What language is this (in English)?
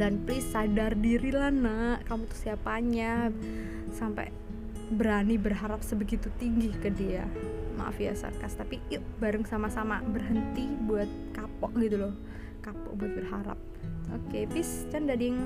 Indonesian